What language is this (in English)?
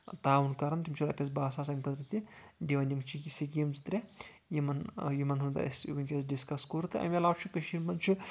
Kashmiri